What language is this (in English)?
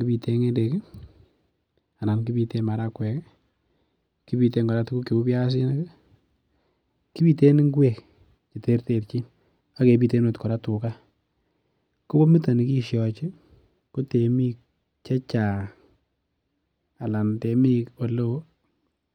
Kalenjin